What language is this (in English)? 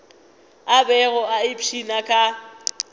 Northern Sotho